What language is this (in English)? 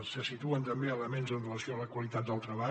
Catalan